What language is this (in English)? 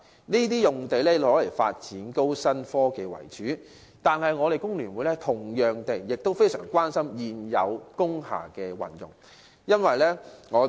Cantonese